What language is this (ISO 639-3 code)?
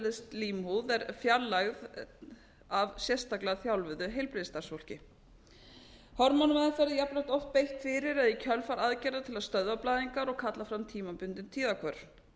isl